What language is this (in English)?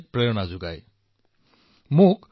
Assamese